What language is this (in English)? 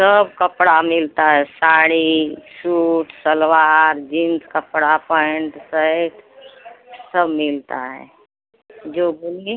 Hindi